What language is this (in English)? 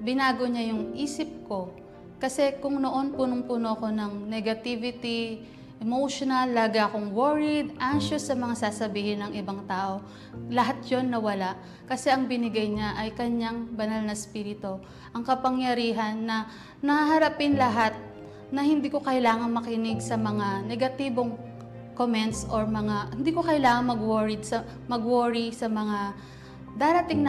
Filipino